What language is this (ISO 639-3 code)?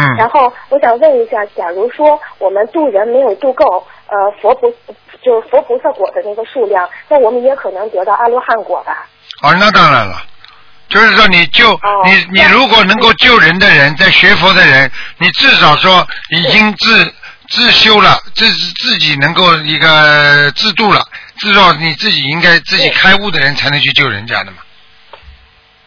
zho